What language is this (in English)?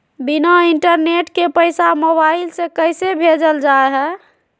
Magahi